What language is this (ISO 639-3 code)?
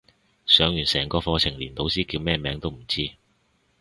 yue